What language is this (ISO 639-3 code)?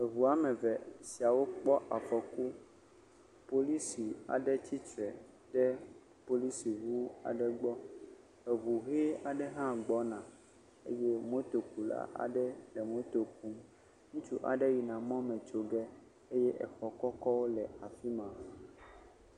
ewe